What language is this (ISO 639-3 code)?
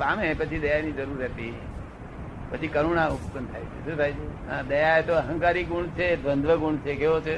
guj